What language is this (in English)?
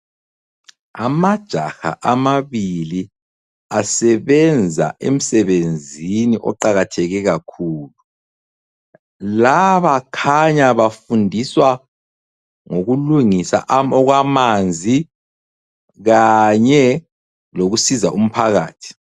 North Ndebele